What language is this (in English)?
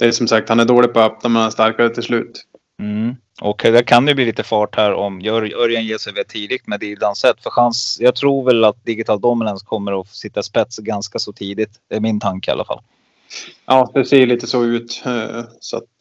Swedish